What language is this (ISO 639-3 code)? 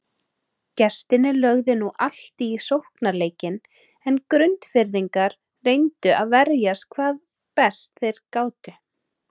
isl